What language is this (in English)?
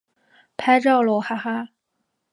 Chinese